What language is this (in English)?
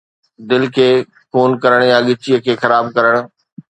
Sindhi